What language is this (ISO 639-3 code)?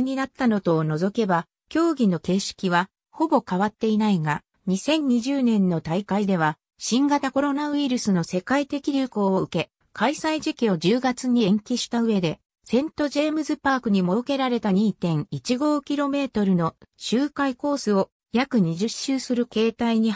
jpn